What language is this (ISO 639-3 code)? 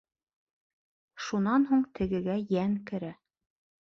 bak